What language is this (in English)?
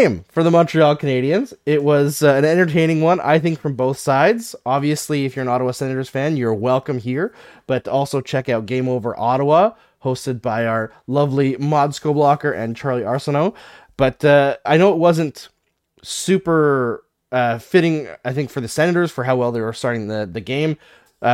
English